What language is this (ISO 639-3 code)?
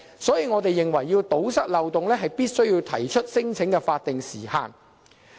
yue